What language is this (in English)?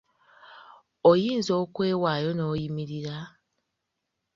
Ganda